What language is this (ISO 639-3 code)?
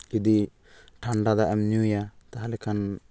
sat